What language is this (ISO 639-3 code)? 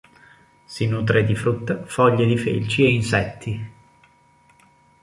ita